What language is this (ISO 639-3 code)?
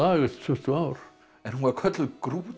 isl